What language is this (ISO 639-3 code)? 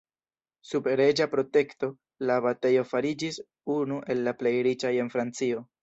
epo